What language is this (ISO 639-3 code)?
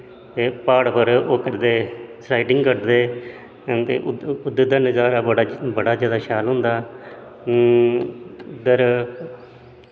doi